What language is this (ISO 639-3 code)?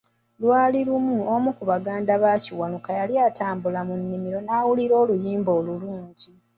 lug